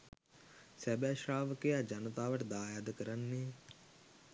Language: Sinhala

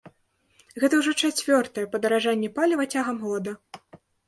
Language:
Belarusian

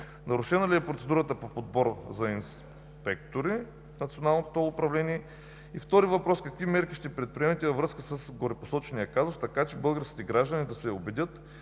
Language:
Bulgarian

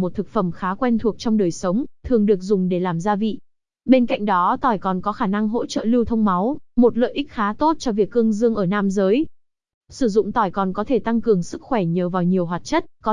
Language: Vietnamese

